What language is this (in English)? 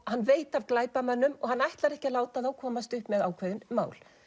Icelandic